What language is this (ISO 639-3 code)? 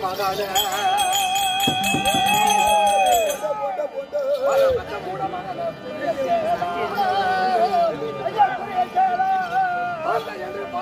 ara